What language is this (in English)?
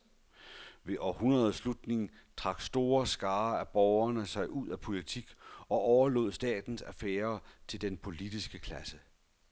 Danish